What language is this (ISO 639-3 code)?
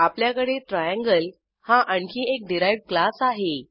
mar